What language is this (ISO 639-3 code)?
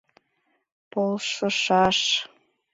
chm